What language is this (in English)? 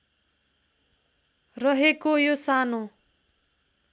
Nepali